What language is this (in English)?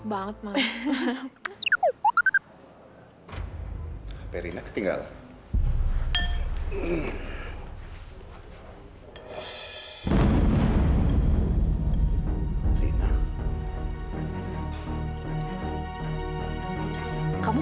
Indonesian